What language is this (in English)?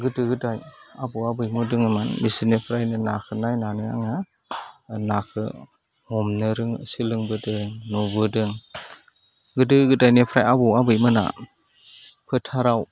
Bodo